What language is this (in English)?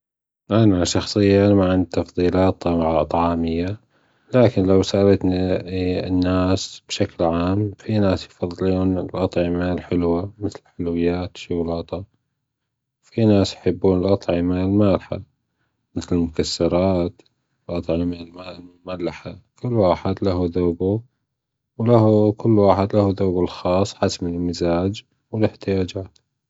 Gulf Arabic